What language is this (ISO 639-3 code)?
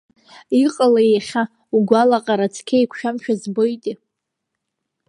abk